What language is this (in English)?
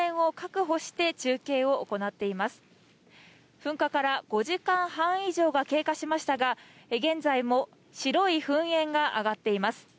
Japanese